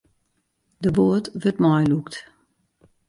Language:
Western Frisian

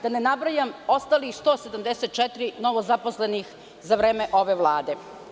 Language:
Serbian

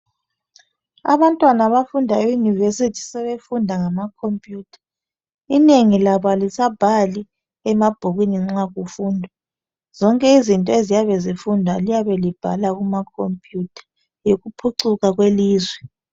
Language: North Ndebele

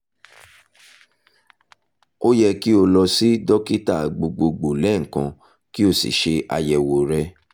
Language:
Yoruba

